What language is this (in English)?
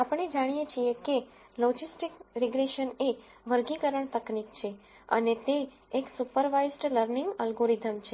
Gujarati